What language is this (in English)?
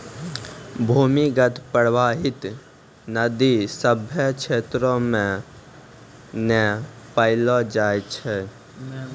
Maithili